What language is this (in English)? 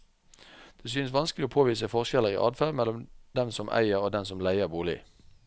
Norwegian